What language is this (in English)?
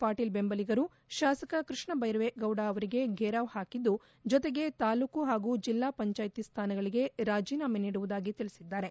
Kannada